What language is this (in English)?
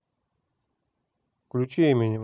Russian